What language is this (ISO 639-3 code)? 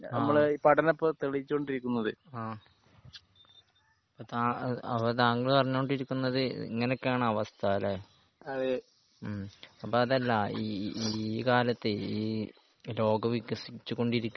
mal